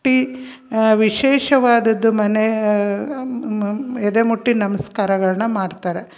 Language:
Kannada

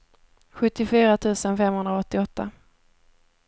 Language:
Swedish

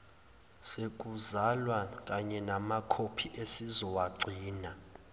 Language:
Zulu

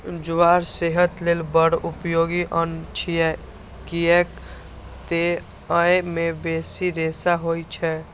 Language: Maithili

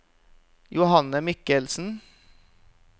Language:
Norwegian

